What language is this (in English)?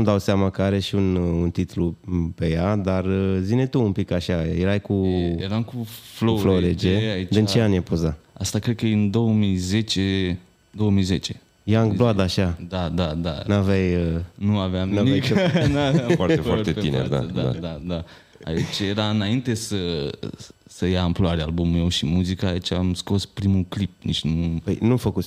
Romanian